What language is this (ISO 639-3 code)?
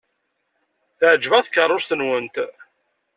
kab